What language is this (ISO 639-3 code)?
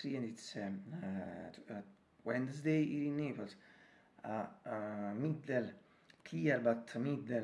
eng